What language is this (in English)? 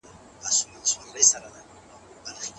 Pashto